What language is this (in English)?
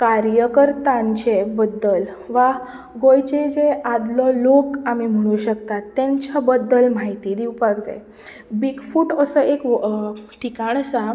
Konkani